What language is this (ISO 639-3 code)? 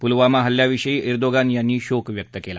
mar